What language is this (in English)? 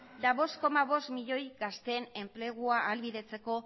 Basque